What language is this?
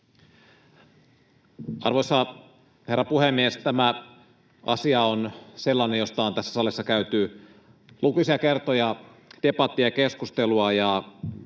Finnish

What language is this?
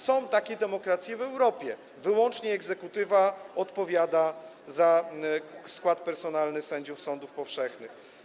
Polish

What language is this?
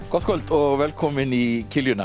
Icelandic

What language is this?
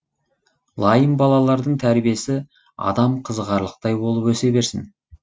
Kazakh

